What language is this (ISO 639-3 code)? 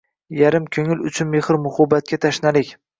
uzb